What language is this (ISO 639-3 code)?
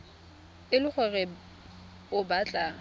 tsn